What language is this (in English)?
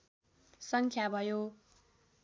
Nepali